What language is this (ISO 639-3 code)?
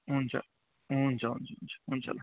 nep